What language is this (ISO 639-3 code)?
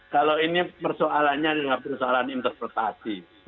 ind